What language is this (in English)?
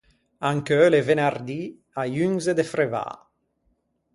Ligurian